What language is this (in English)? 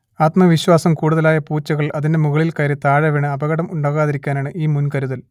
Malayalam